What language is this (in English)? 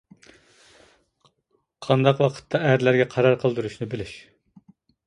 Uyghur